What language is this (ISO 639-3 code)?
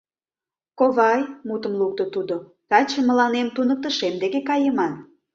chm